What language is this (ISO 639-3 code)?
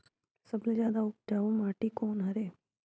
hne